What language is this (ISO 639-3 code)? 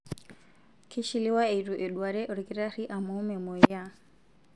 mas